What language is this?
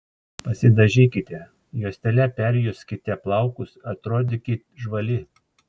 Lithuanian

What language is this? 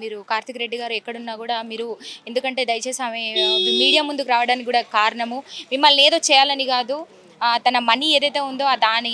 Telugu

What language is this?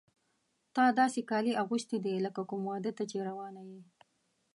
Pashto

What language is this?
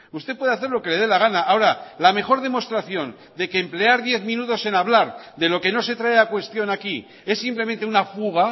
Spanish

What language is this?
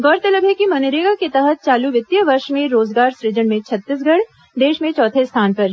Hindi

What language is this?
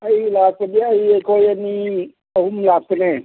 Manipuri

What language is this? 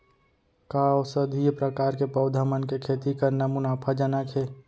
Chhattisgarhi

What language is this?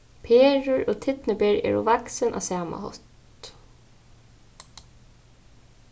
Faroese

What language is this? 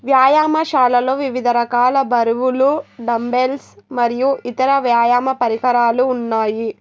Telugu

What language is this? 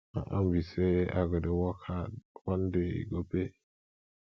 Nigerian Pidgin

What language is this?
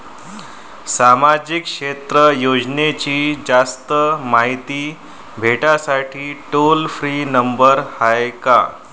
Marathi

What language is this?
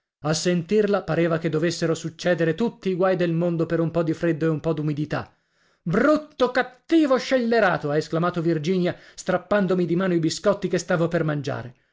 Italian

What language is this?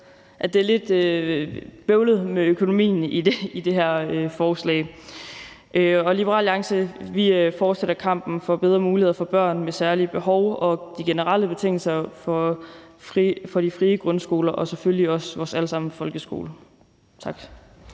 Danish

